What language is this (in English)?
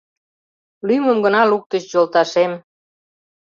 Mari